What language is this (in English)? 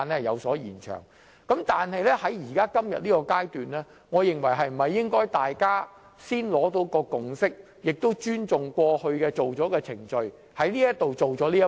Cantonese